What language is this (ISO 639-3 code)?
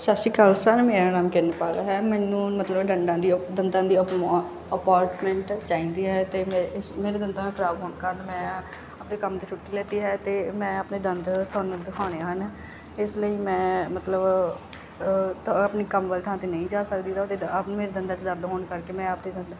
pan